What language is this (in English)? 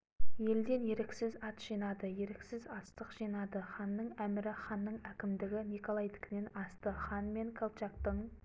Kazakh